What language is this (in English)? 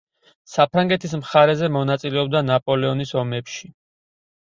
Georgian